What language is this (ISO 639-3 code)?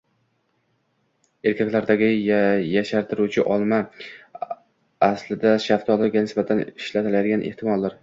uzb